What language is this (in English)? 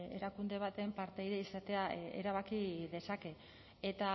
Basque